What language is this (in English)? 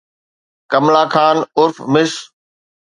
Sindhi